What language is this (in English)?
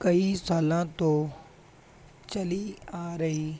Punjabi